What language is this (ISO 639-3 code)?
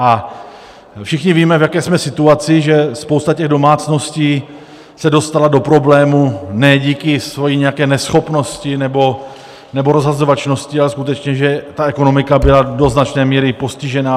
ces